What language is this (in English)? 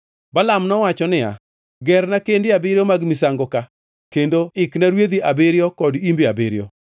Luo (Kenya and Tanzania)